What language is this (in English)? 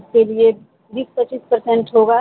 Urdu